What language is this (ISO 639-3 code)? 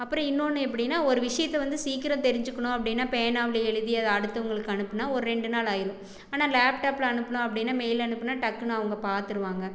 tam